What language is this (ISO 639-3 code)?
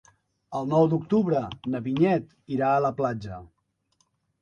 cat